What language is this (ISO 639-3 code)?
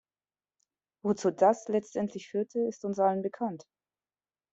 deu